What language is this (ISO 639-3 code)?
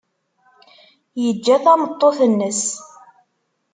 kab